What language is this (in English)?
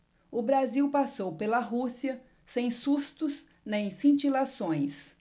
Portuguese